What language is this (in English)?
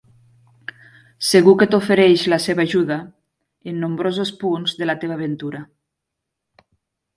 Catalan